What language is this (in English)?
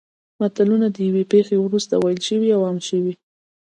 Pashto